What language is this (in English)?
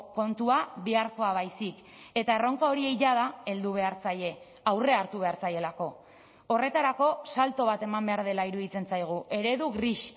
Basque